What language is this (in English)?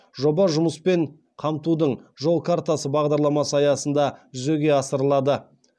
Kazakh